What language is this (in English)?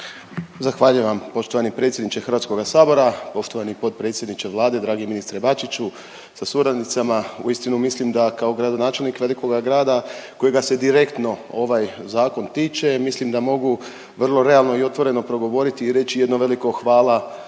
Croatian